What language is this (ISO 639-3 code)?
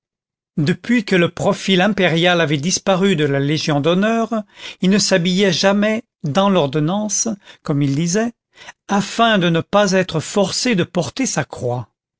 fra